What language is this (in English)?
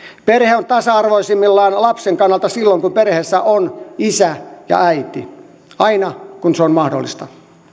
Finnish